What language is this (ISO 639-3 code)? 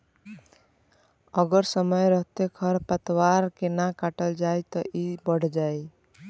bho